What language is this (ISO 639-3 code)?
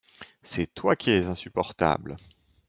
fra